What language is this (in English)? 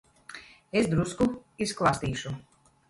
Latvian